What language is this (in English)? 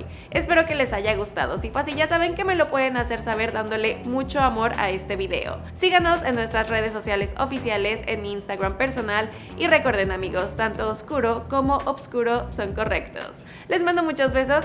Spanish